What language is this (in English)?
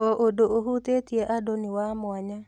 Kikuyu